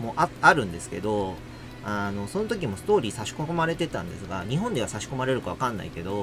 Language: Japanese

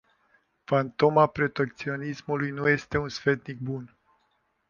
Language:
Romanian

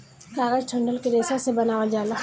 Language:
Bhojpuri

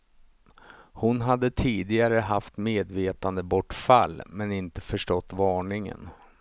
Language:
Swedish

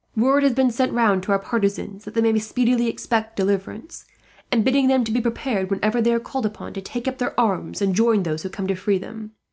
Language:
English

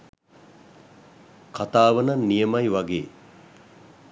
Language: Sinhala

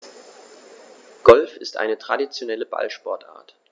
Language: German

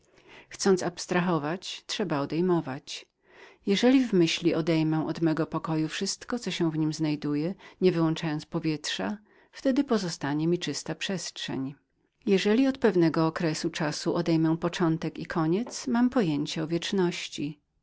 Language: Polish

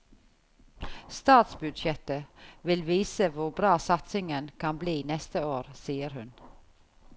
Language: Norwegian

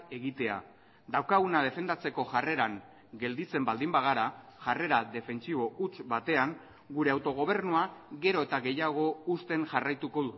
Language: Basque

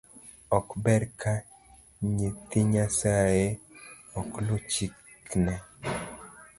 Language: Luo (Kenya and Tanzania)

